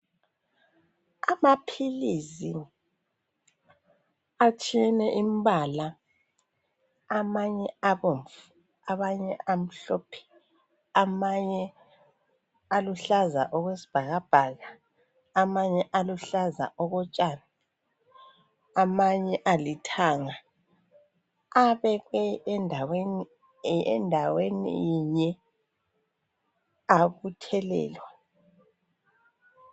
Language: North Ndebele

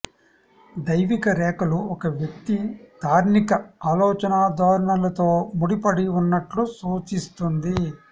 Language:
Telugu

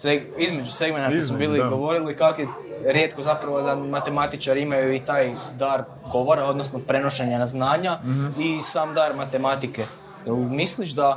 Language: Croatian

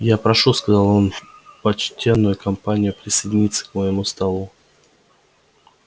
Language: Russian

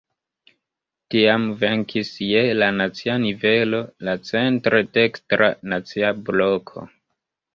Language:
Esperanto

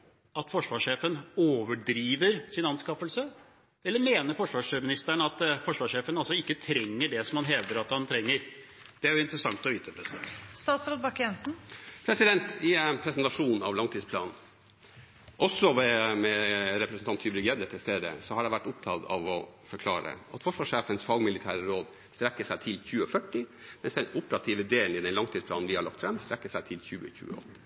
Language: Norwegian Bokmål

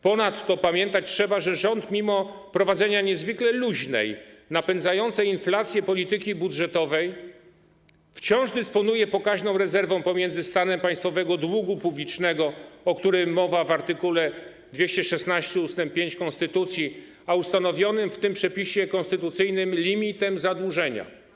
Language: Polish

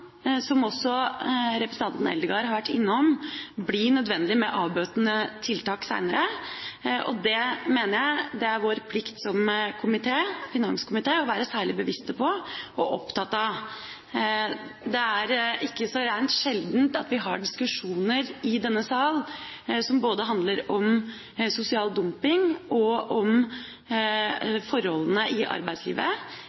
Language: Norwegian Bokmål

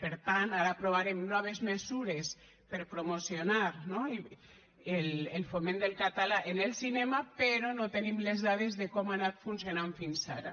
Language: Catalan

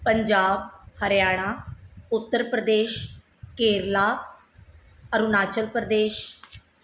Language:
Punjabi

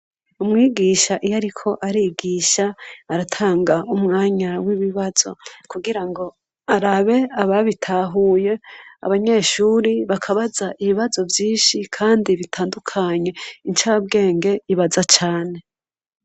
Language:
Rundi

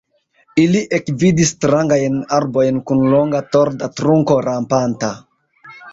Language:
Esperanto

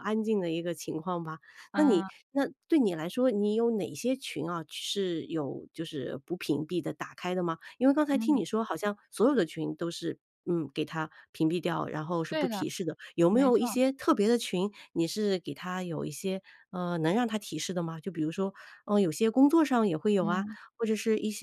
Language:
Chinese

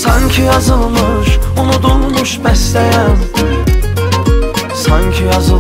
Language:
Turkish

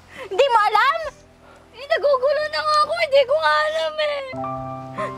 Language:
Filipino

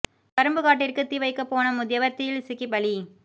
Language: Tamil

